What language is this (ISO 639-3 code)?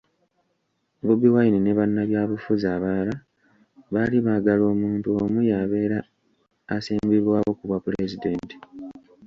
lug